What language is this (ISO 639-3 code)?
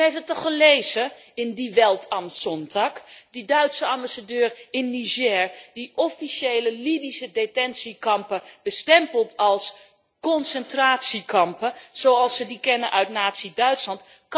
nld